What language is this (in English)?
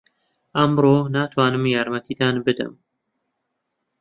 Central Kurdish